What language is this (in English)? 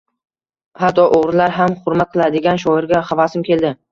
Uzbek